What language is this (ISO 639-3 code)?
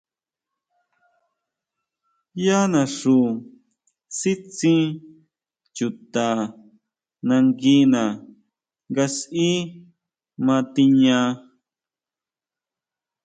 mau